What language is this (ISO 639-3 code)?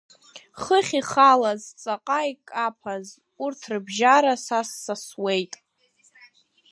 abk